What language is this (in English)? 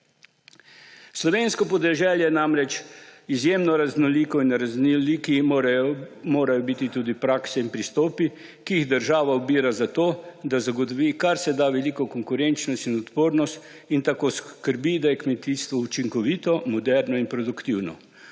Slovenian